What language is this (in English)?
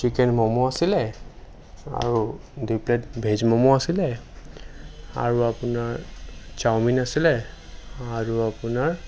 Assamese